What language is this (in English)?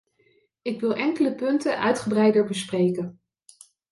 Dutch